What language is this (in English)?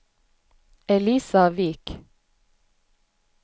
Norwegian